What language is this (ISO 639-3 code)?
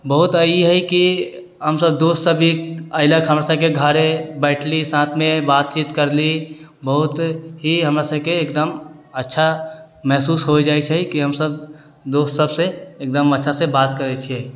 mai